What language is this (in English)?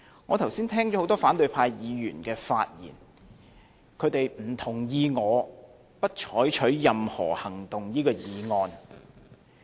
Cantonese